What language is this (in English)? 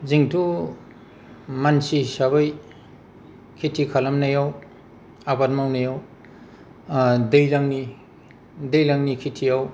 Bodo